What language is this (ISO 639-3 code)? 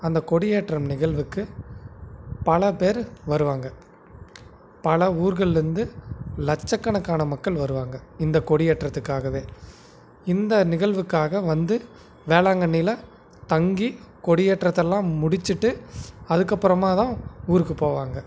tam